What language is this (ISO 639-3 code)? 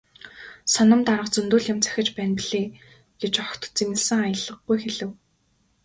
mon